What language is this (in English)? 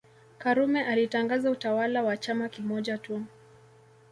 Swahili